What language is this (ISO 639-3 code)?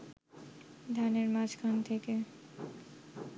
ben